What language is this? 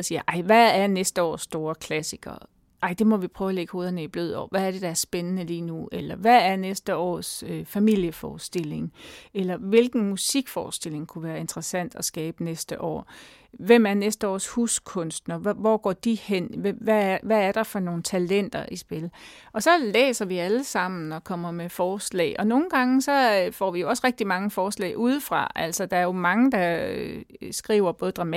Danish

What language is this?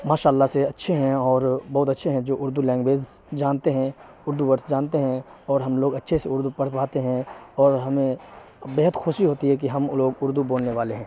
Urdu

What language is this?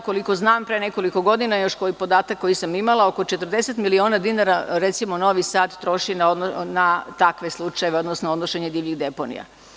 Serbian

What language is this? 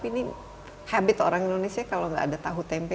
Indonesian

